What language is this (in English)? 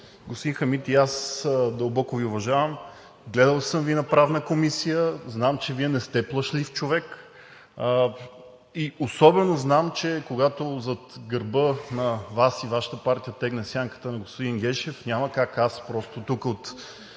Bulgarian